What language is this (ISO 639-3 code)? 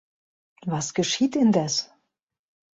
deu